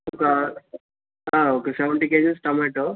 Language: Telugu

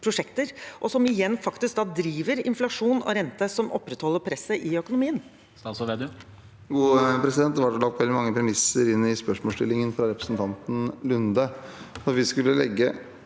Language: Norwegian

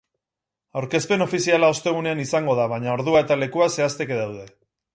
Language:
Basque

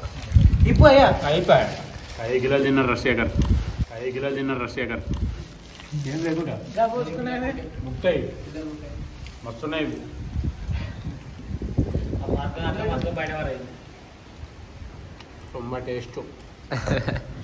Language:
Indonesian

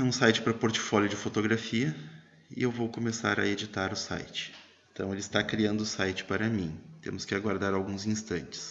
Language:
Portuguese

